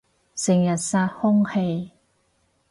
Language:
Cantonese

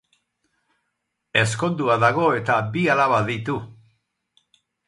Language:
Basque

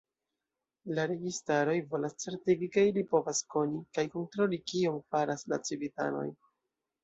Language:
Esperanto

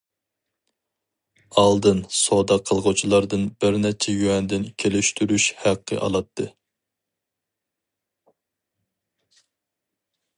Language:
Uyghur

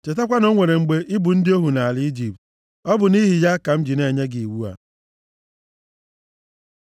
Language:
Igbo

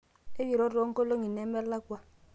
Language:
Masai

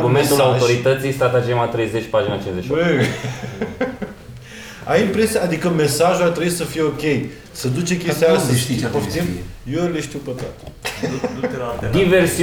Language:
Romanian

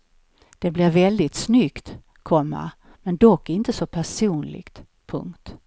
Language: Swedish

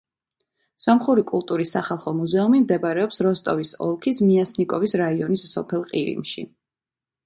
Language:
Georgian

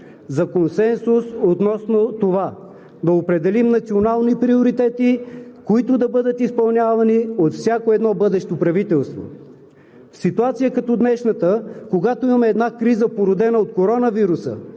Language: Bulgarian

